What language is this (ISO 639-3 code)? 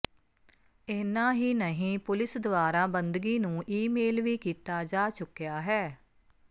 pan